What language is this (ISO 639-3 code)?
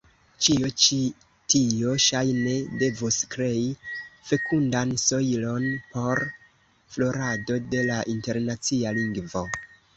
epo